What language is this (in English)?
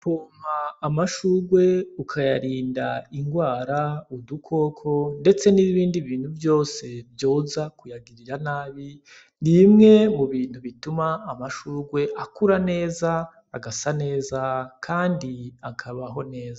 Rundi